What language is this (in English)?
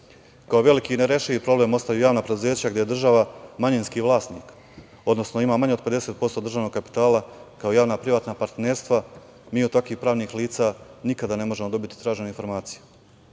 Serbian